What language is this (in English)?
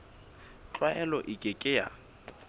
Southern Sotho